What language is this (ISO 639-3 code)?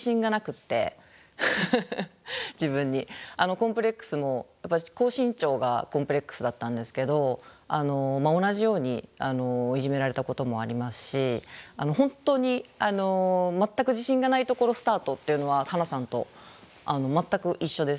jpn